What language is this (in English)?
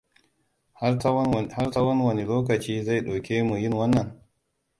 Hausa